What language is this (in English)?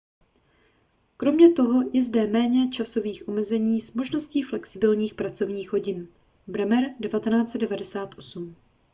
Czech